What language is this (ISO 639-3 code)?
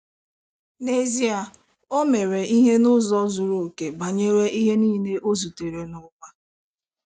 ibo